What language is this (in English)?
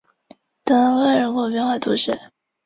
Chinese